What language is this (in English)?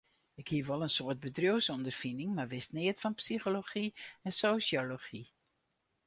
Western Frisian